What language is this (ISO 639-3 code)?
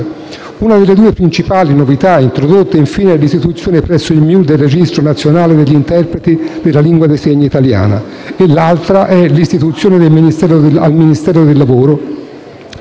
ita